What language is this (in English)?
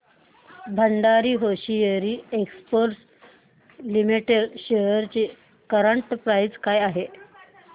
Marathi